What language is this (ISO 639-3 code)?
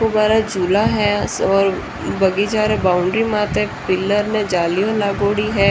mwr